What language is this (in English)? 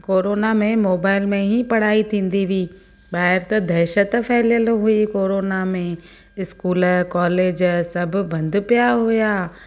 Sindhi